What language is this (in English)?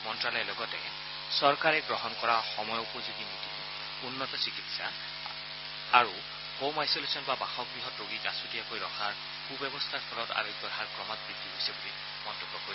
Assamese